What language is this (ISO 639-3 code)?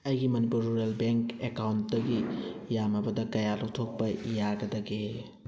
mni